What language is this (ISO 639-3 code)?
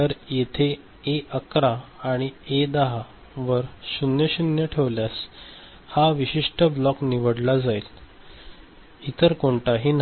mar